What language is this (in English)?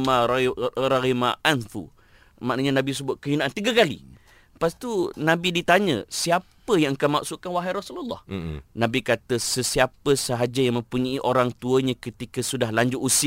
Malay